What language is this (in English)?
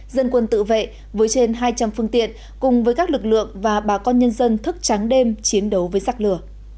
Vietnamese